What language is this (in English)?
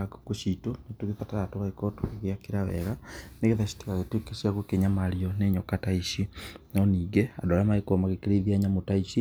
Kikuyu